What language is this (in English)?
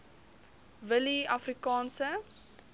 Afrikaans